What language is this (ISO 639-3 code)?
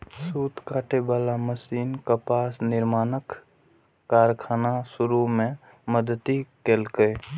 mai